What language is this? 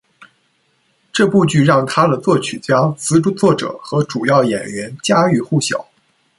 Chinese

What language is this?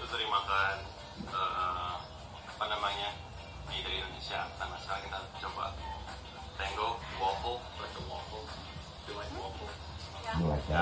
Indonesian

